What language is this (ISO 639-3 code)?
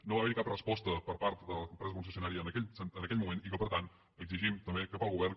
cat